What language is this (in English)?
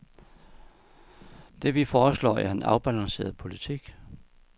Danish